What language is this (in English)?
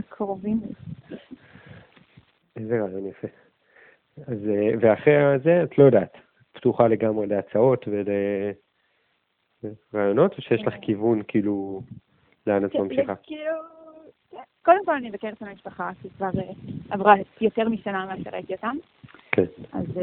Hebrew